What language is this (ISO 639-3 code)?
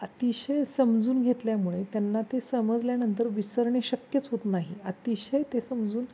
mar